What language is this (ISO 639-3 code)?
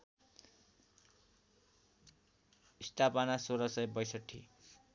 nep